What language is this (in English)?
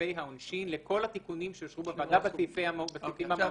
Hebrew